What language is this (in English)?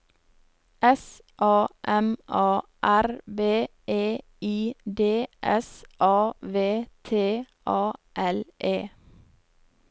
Norwegian